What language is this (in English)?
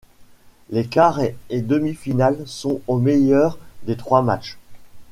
French